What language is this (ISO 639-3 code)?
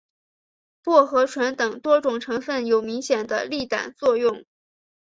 zho